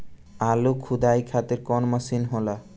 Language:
Bhojpuri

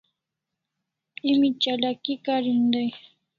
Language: Kalasha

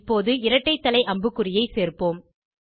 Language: Tamil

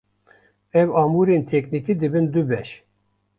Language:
Kurdish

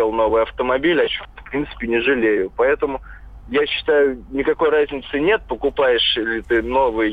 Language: Russian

